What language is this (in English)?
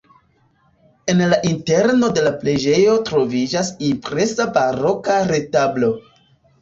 Esperanto